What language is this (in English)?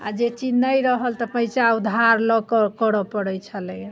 Maithili